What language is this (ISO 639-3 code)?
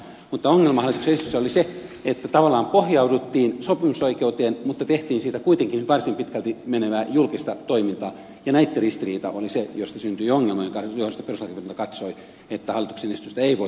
fin